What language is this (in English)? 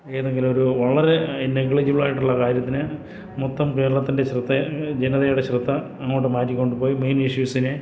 Malayalam